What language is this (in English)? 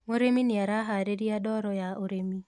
Kikuyu